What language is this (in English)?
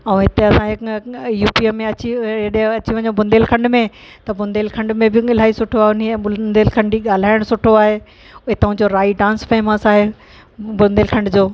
Sindhi